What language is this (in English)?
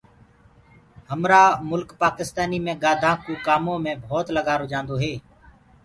Gurgula